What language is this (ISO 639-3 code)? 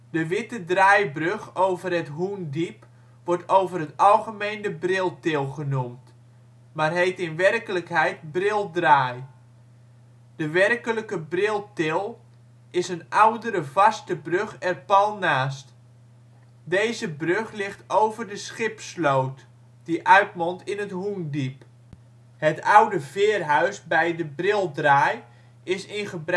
nld